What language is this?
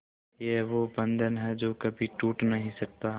Hindi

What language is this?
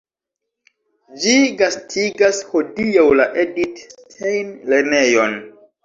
Esperanto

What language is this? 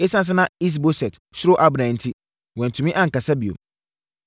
Akan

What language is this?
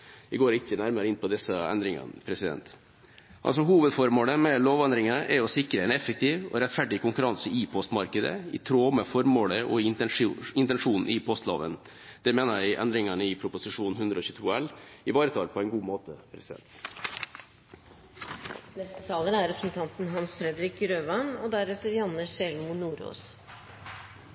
Norwegian Bokmål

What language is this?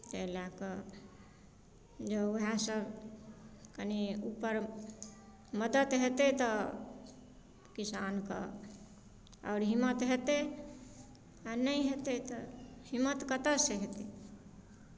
Maithili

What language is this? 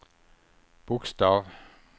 Swedish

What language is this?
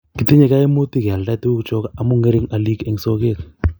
Kalenjin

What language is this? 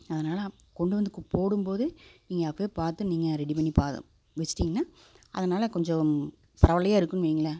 Tamil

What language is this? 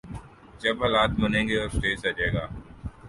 Urdu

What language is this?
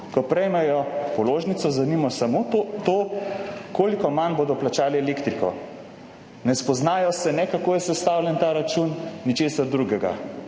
Slovenian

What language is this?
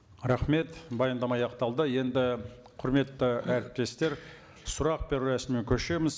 Kazakh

